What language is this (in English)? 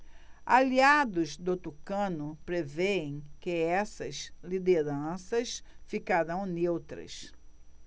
Portuguese